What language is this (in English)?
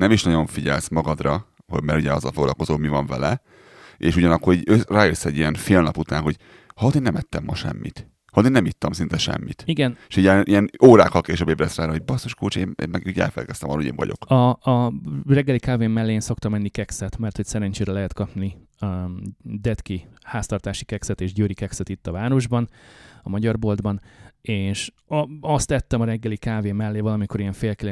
Hungarian